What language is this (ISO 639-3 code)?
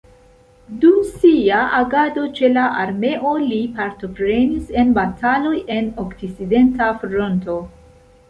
epo